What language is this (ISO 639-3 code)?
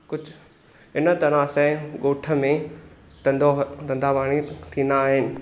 snd